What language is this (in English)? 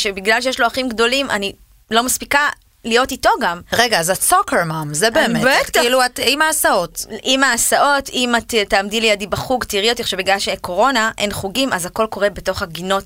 Hebrew